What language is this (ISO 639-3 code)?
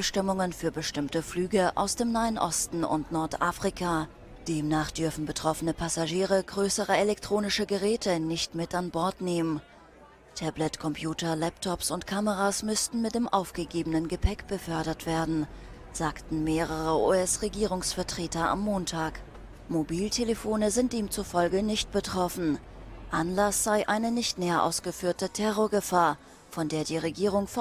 deu